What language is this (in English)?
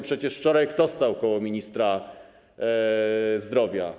Polish